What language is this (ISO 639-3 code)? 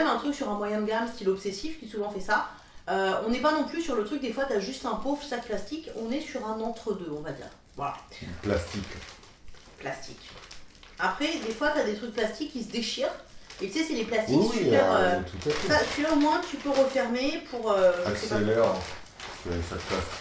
fra